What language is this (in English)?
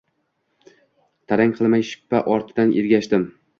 Uzbek